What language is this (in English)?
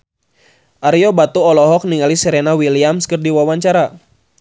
Sundanese